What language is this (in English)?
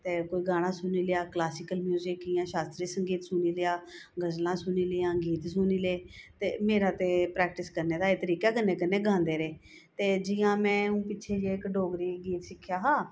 Dogri